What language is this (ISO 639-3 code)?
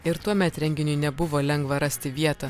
lit